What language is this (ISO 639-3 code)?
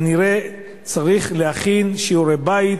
heb